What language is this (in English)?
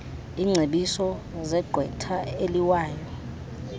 Xhosa